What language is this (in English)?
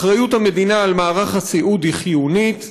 Hebrew